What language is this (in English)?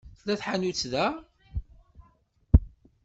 Kabyle